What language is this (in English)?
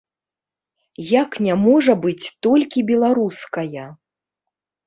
Belarusian